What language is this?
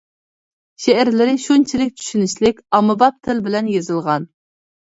Uyghur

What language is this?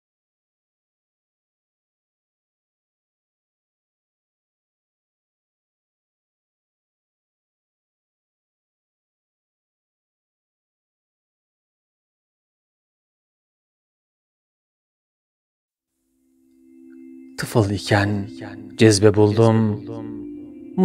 Turkish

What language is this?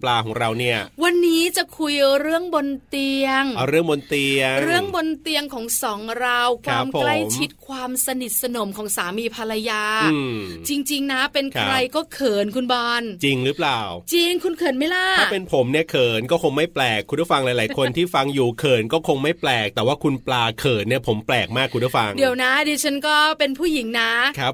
Thai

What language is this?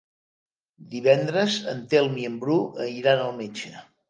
Catalan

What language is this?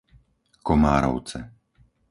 Slovak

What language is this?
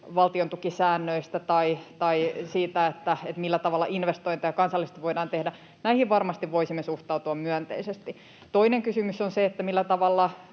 Finnish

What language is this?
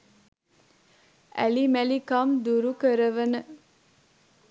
Sinhala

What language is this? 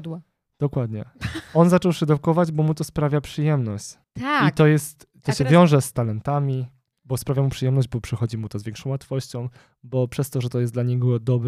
Polish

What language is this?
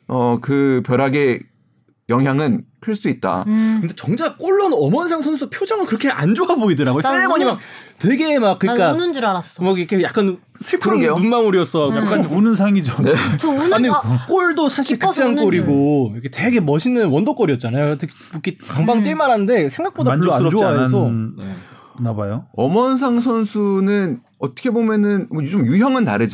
Korean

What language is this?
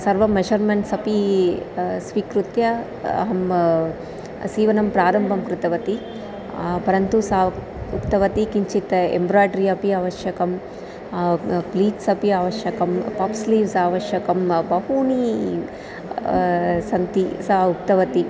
Sanskrit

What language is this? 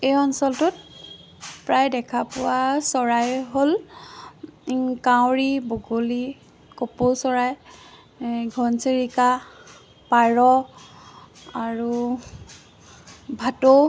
Assamese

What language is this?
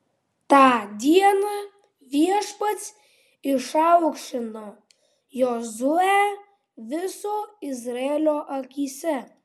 Lithuanian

